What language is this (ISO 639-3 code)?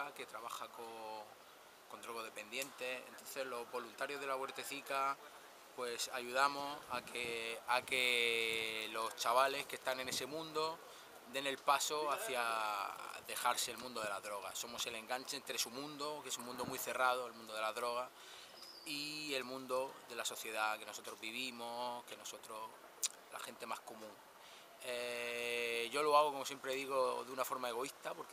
spa